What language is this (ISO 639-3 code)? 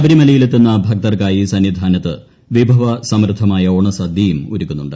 mal